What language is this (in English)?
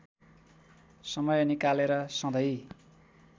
Nepali